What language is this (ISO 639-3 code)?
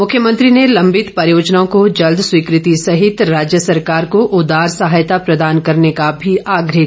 hin